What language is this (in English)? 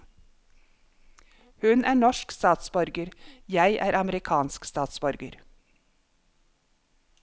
Norwegian